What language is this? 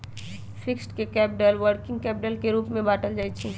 Magahi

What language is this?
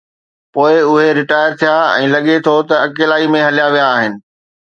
Sindhi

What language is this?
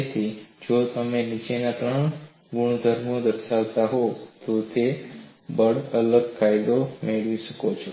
Gujarati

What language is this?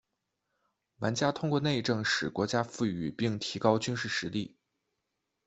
Chinese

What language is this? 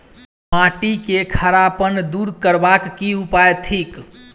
Maithili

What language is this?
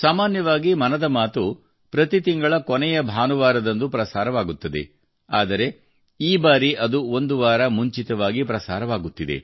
Kannada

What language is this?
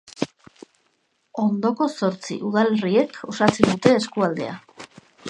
Basque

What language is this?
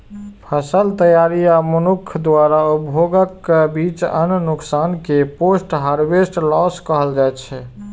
Maithili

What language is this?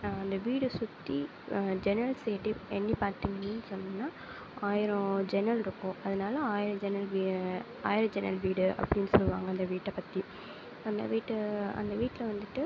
Tamil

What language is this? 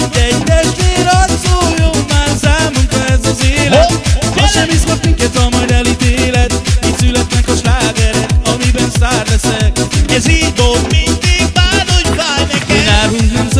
Hungarian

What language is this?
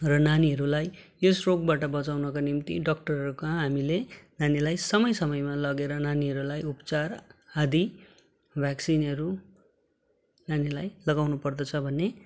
Nepali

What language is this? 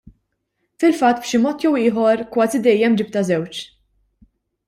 Maltese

